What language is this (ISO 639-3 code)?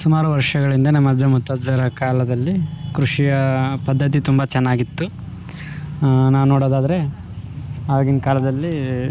kan